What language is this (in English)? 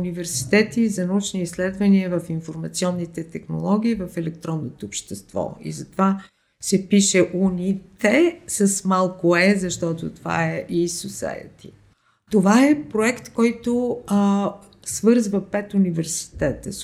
Bulgarian